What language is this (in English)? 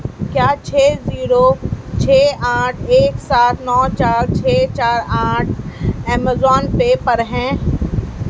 Urdu